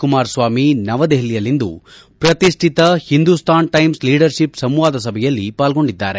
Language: Kannada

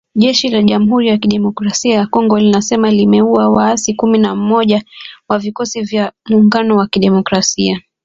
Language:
Swahili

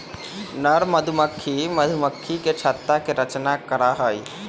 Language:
Magahi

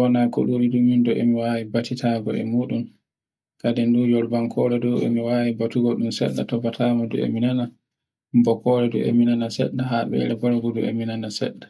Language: Borgu Fulfulde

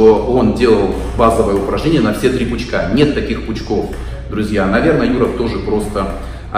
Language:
Russian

